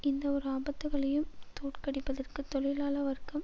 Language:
Tamil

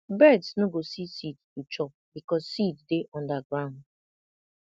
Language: Nigerian Pidgin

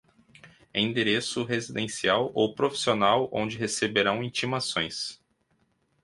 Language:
Portuguese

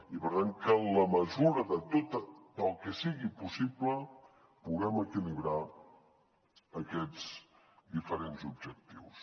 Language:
Catalan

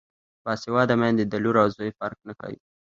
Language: Pashto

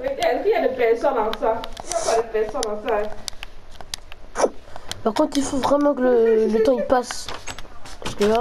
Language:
French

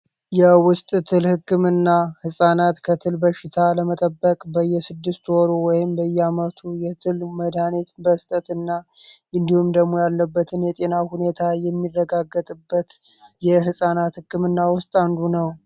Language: Amharic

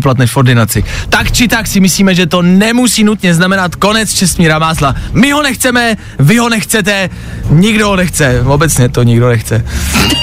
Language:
Czech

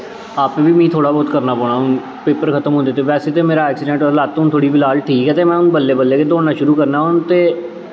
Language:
Dogri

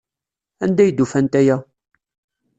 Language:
Kabyle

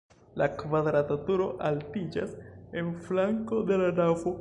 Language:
Esperanto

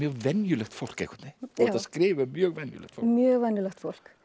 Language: Icelandic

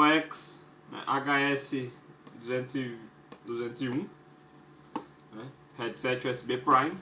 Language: Portuguese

